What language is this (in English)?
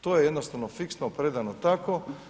Croatian